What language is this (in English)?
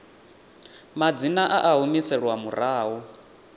Venda